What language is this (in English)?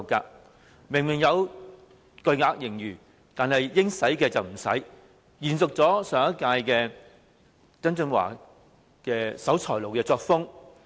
Cantonese